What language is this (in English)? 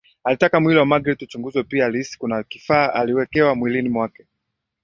Swahili